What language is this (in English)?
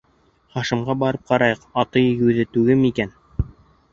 Bashkir